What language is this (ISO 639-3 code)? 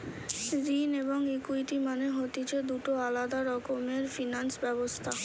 ben